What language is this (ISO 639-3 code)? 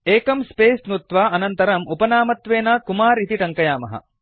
san